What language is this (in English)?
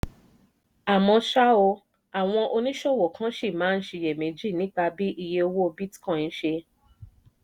Yoruba